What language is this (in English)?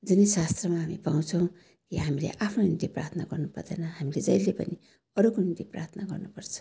Nepali